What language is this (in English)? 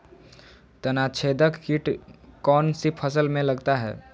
Magahi